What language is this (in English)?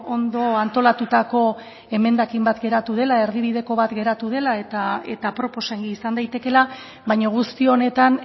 Basque